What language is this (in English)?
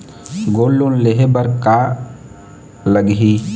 Chhattisgarhi